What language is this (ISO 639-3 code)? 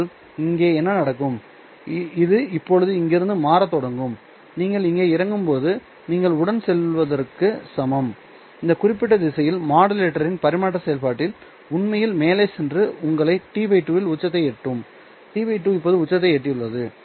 tam